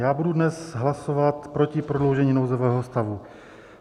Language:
Czech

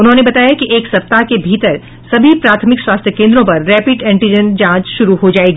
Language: Hindi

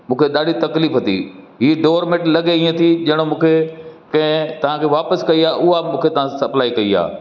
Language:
Sindhi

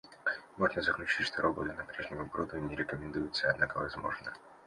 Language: Russian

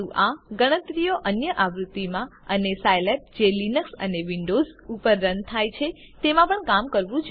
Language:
Gujarati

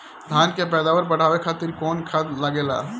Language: Bhojpuri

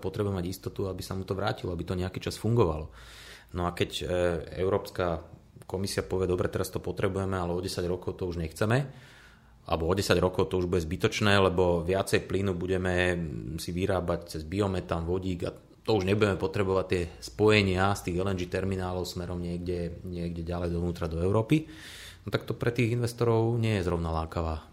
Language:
Slovak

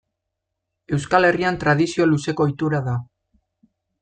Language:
Basque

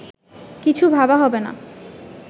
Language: Bangla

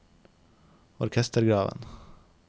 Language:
Norwegian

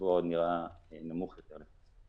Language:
Hebrew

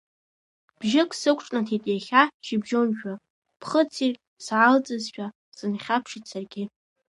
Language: Abkhazian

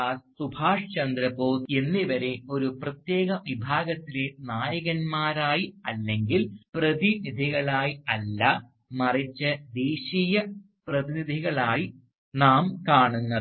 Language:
Malayalam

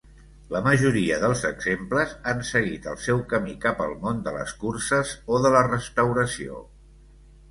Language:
Catalan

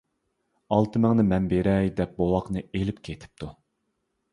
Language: Uyghur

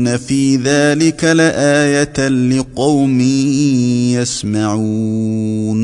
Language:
Arabic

